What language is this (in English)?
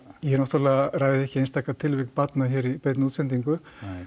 Icelandic